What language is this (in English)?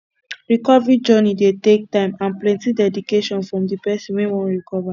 Nigerian Pidgin